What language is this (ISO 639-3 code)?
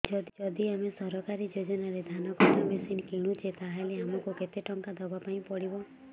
ori